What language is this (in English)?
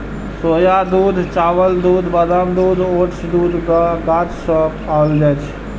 Maithili